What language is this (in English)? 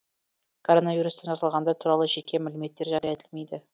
Kazakh